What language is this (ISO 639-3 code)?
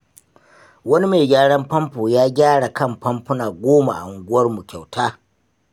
hau